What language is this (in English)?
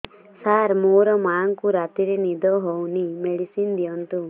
Odia